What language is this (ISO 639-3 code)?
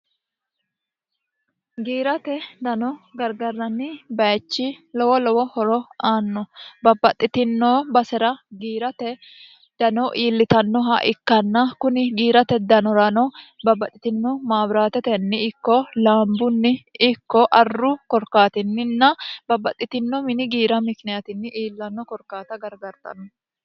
sid